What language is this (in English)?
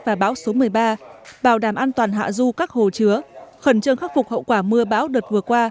Vietnamese